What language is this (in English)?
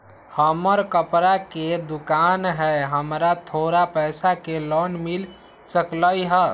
Magahi